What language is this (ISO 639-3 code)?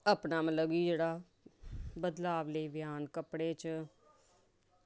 doi